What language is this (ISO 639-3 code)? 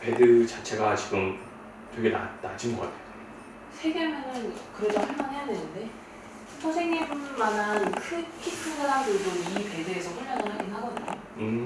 kor